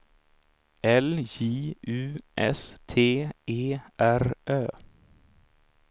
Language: Swedish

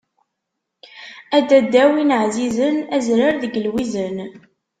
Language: Kabyle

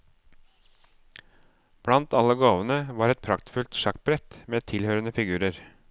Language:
Norwegian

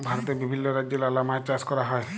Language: Bangla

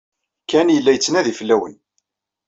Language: Kabyle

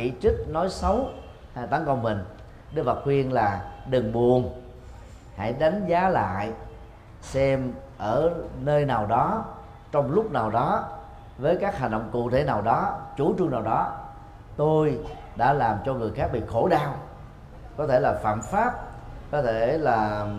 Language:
Vietnamese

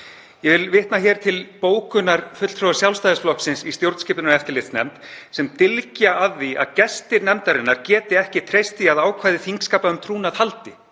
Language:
Icelandic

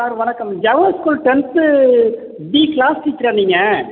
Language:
Tamil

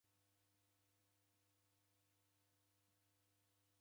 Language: Taita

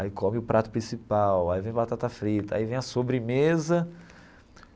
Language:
Portuguese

